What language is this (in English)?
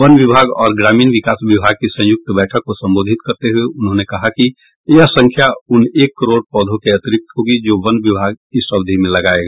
Hindi